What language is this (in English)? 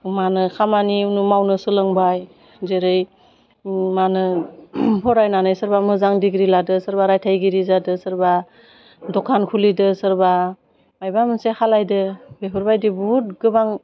Bodo